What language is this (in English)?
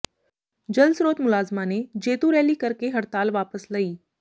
Punjabi